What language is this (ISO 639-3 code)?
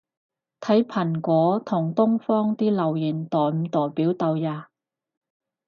yue